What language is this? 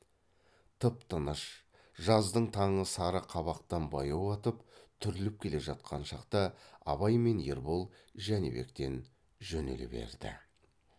Kazakh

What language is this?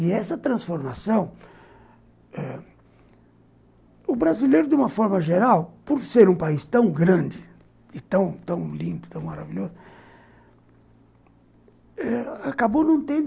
Portuguese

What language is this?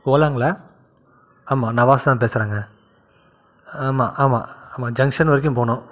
Tamil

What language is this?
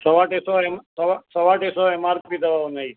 Sindhi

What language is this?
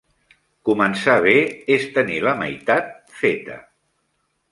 Catalan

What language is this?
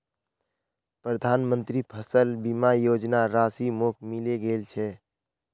Magahi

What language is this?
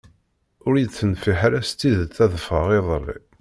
Kabyle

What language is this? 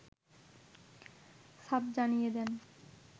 Bangla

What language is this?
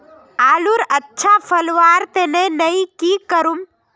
Magahi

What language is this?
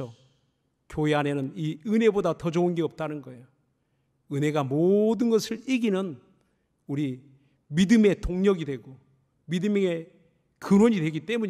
Korean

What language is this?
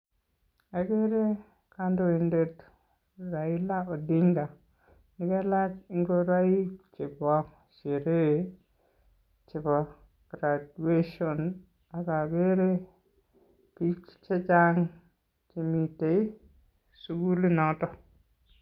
Kalenjin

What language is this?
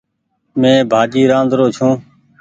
Goaria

